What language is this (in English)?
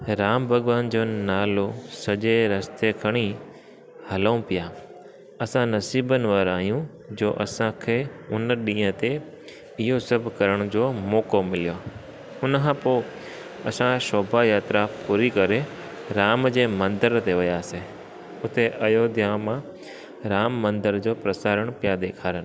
Sindhi